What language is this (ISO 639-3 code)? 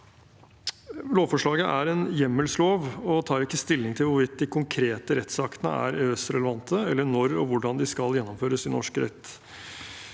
nor